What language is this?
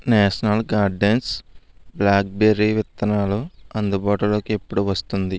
Telugu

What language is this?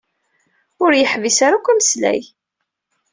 Kabyle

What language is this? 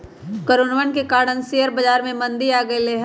Magahi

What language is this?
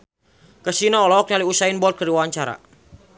Sundanese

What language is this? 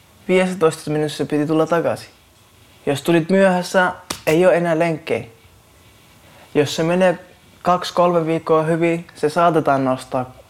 Finnish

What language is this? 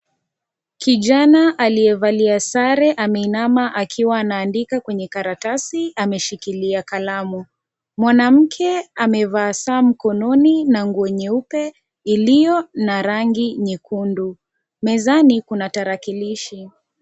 Swahili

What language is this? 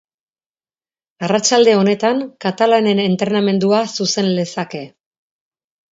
Basque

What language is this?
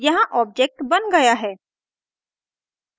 Hindi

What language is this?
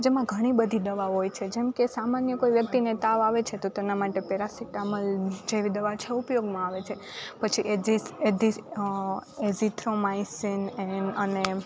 Gujarati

